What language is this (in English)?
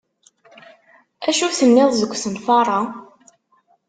Kabyle